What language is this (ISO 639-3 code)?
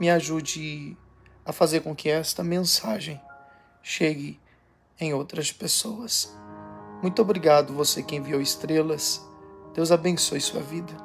por